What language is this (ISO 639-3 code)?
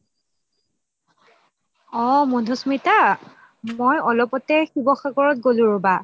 asm